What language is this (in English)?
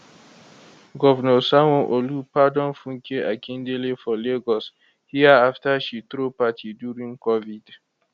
Nigerian Pidgin